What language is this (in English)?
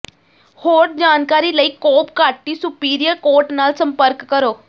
Punjabi